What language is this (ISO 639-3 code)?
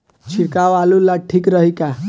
bho